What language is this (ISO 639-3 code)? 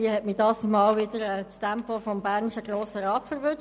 gsw